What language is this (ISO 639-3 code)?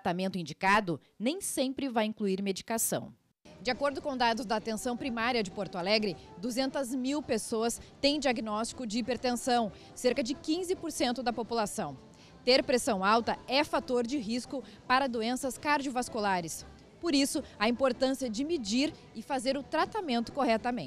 por